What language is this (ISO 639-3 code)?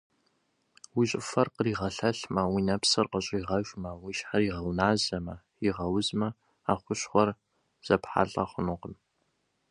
kbd